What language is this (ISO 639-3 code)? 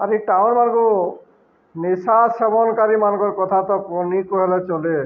ori